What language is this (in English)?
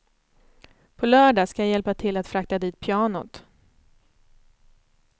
Swedish